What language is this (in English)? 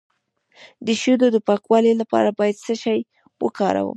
Pashto